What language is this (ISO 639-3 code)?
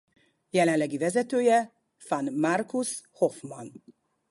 hun